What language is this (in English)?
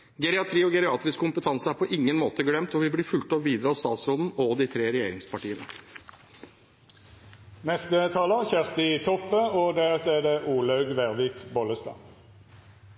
Norwegian